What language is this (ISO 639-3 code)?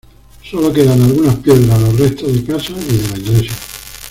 spa